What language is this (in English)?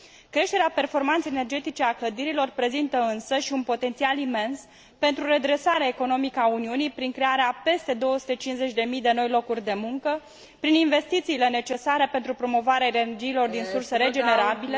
Romanian